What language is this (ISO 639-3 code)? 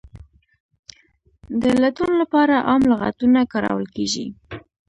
pus